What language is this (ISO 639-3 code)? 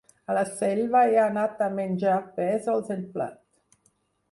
cat